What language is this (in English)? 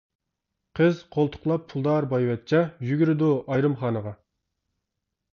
Uyghur